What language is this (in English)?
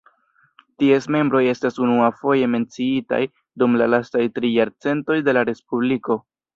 Esperanto